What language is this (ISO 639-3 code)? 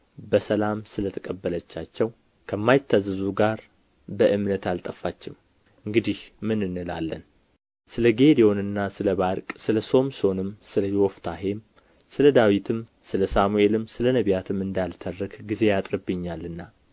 amh